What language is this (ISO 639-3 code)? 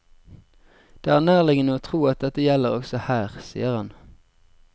nor